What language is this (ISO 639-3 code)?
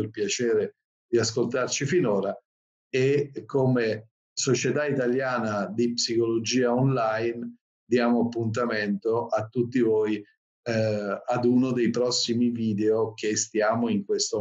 ita